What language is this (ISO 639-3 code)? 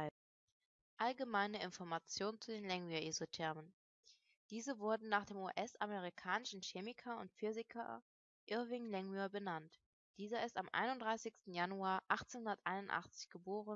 deu